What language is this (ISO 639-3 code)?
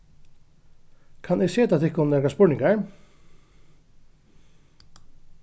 fao